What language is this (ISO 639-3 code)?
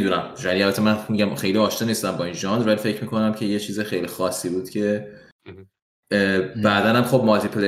fas